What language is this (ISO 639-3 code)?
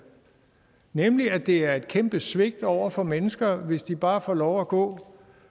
dan